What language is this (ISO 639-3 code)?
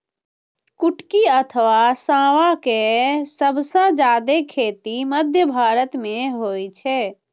mai